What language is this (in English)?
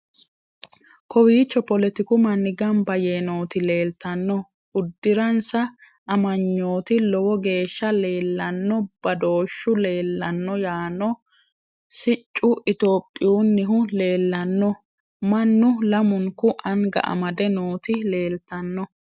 Sidamo